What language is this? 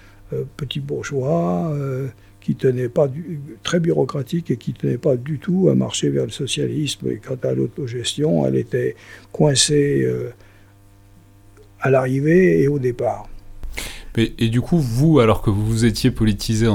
French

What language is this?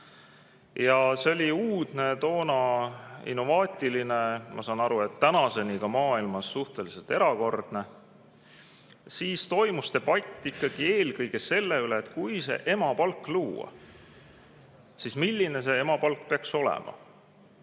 Estonian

